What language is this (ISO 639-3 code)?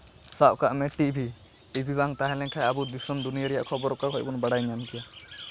sat